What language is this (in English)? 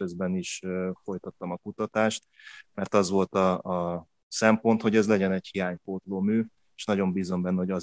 Hungarian